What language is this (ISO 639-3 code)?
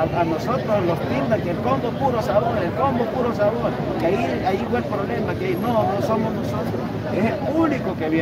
spa